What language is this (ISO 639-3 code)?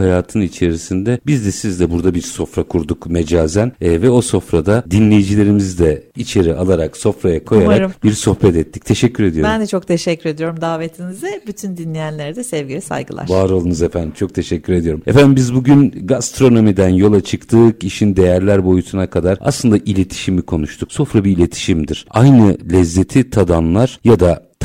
tur